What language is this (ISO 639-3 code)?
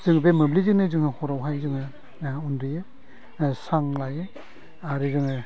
brx